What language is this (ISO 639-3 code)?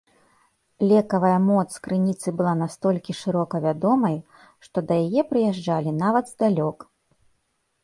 bel